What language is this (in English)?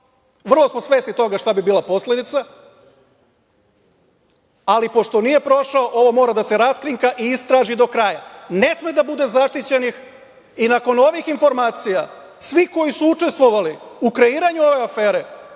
Serbian